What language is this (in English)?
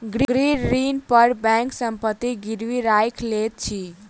Maithili